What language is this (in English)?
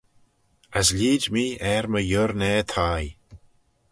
Manx